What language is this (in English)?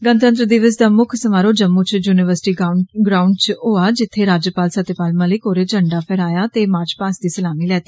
Dogri